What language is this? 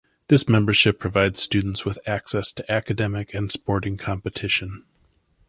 English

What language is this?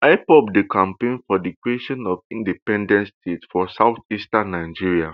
Nigerian Pidgin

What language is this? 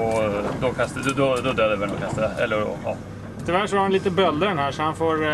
Swedish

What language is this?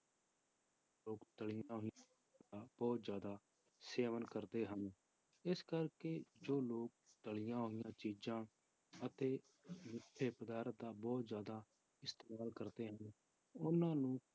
Punjabi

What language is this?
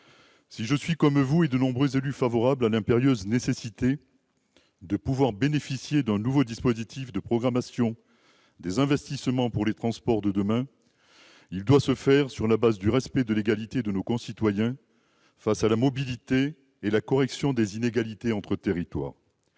French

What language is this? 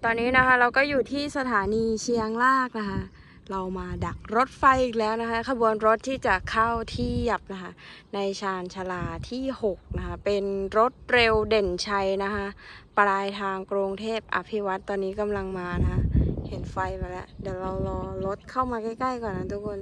Thai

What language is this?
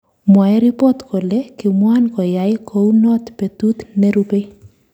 Kalenjin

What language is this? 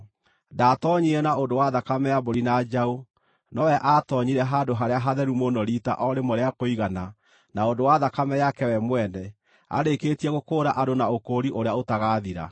Kikuyu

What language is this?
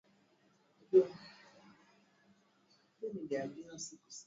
Swahili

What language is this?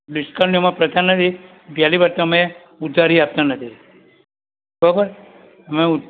Gujarati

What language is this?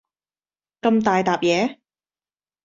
Cantonese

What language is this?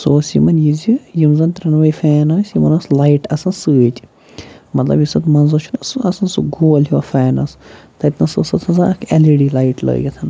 Kashmiri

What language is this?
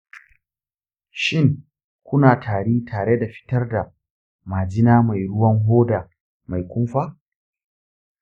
Hausa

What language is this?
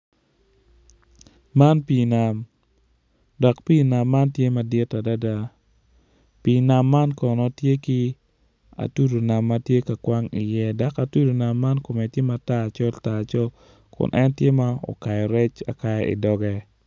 Acoli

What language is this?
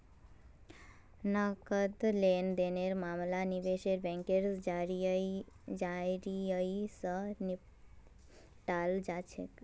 Magahi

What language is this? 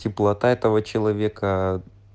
Russian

